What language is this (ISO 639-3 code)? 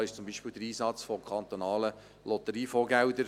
gsw